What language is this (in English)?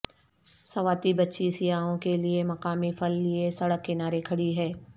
Urdu